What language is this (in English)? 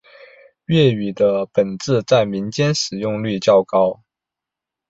Chinese